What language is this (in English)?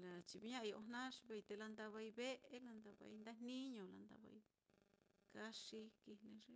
Mitlatongo Mixtec